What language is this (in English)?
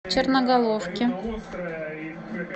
Russian